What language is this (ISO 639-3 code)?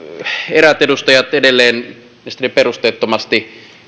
fin